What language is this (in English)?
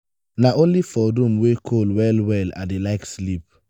Nigerian Pidgin